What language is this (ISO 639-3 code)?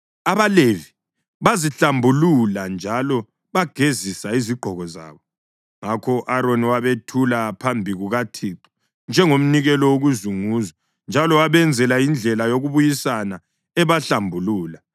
nde